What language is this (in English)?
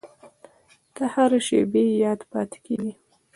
Pashto